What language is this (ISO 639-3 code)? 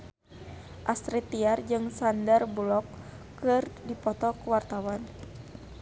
sun